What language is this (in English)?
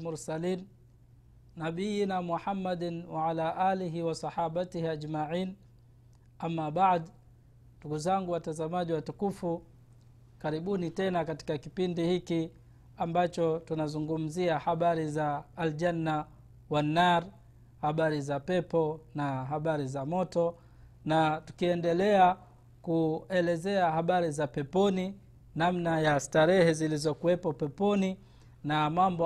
Swahili